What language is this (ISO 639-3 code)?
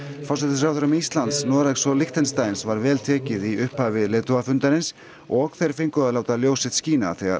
isl